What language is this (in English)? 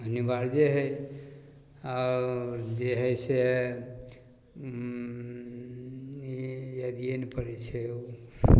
Maithili